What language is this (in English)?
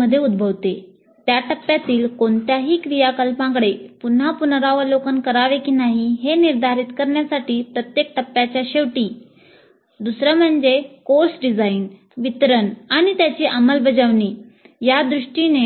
Marathi